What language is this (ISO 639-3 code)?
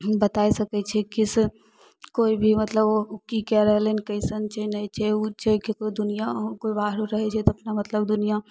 mai